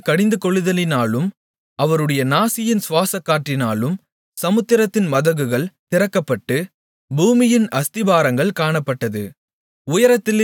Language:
Tamil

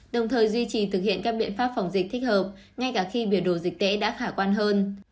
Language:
Vietnamese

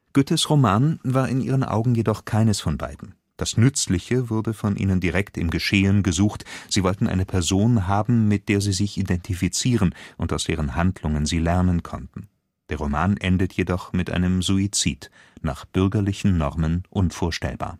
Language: German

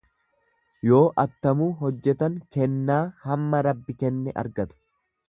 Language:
Oromo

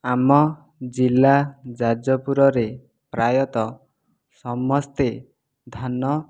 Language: Odia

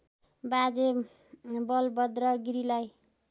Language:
Nepali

